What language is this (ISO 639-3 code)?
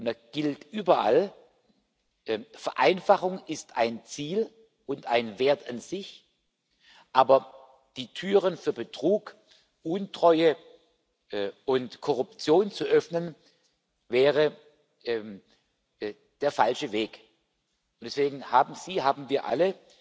deu